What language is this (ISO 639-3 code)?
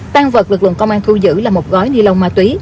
vie